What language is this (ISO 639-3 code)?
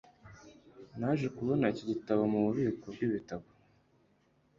kin